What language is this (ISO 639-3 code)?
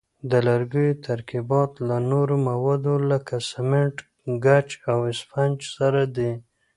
pus